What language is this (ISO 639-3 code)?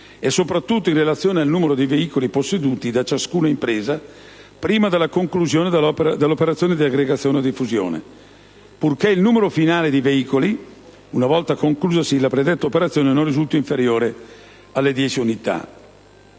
ita